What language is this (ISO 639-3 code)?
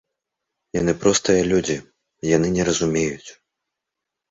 bel